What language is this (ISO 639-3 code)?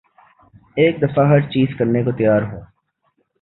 urd